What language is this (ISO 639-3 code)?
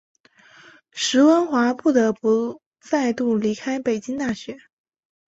zho